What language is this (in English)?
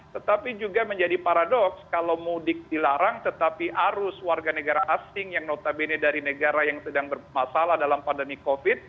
Indonesian